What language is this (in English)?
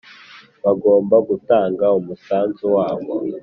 Kinyarwanda